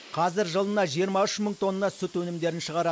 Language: Kazakh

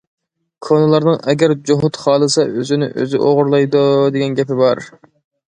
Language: Uyghur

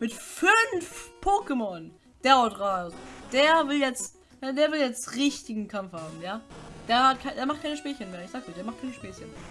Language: German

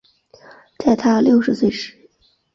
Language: Chinese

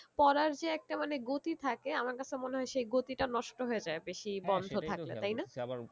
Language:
Bangla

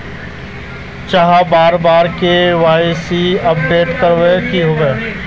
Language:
Magahi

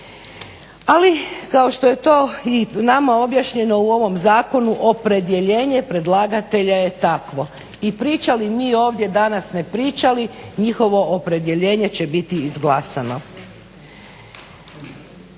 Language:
Croatian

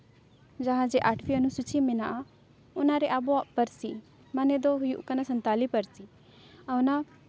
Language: Santali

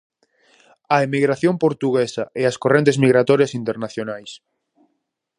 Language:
Galician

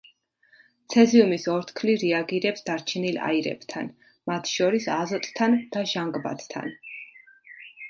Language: Georgian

